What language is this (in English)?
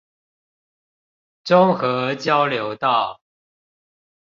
Chinese